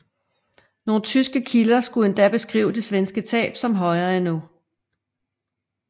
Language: Danish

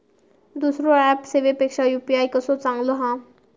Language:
Marathi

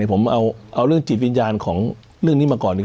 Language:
Thai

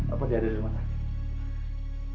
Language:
Indonesian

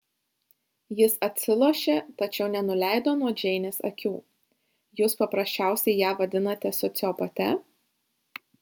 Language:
Lithuanian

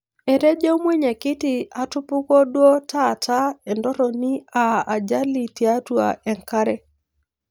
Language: Masai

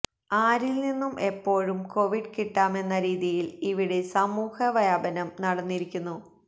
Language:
Malayalam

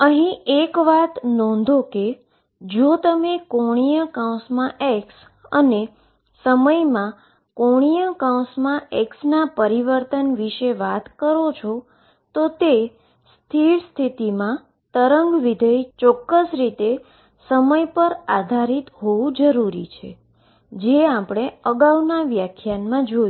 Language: Gujarati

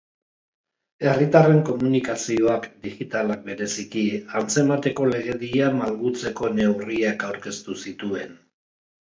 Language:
Basque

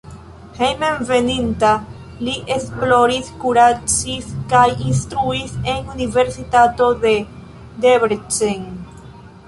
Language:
Esperanto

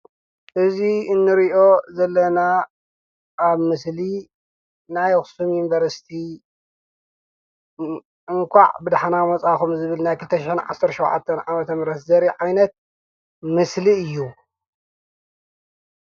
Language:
Tigrinya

